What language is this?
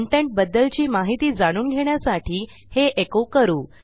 Marathi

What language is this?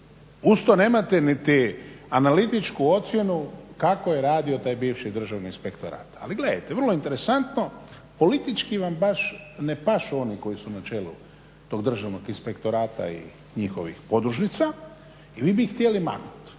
Croatian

